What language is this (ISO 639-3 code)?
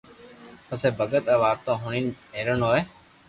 lrk